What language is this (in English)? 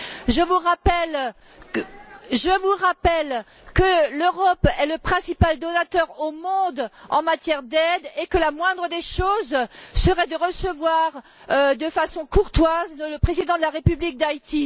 French